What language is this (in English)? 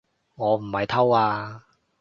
Cantonese